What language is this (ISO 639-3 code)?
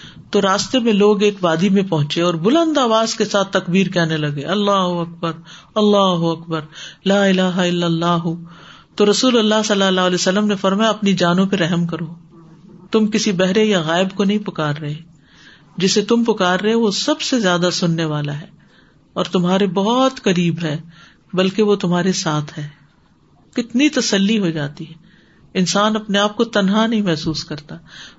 urd